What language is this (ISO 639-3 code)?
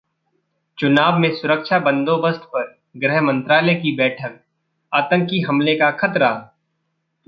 hin